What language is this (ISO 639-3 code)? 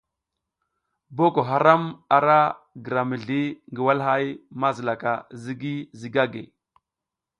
giz